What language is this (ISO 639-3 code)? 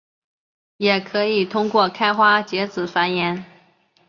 zho